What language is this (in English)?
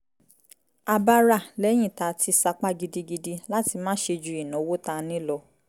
Yoruba